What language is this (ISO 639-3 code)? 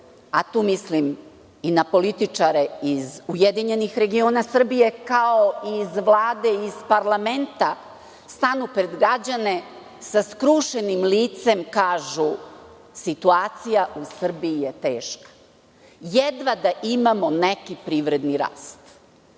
srp